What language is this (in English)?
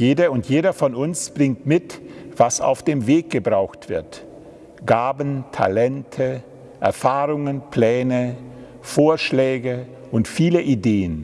German